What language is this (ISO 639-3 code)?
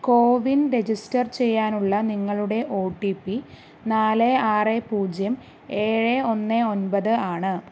mal